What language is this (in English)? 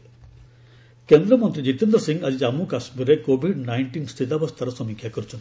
Odia